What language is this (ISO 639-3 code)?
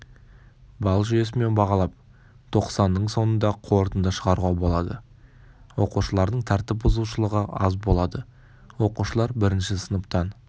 kaz